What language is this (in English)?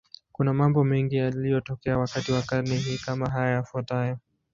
Swahili